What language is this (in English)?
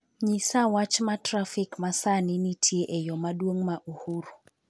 Luo (Kenya and Tanzania)